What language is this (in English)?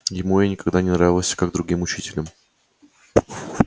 Russian